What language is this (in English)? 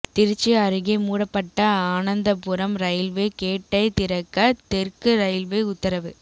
Tamil